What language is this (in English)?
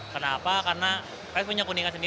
Indonesian